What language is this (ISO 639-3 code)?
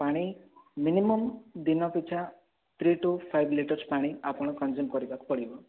ori